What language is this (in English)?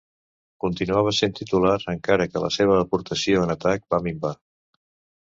Catalan